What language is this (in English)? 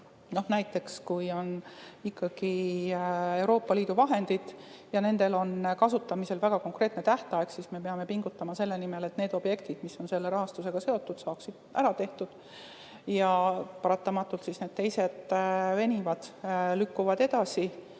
Estonian